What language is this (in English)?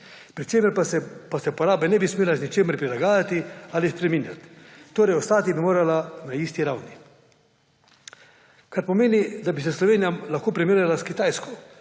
Slovenian